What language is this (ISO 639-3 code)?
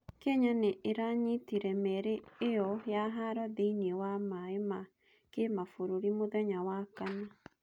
kik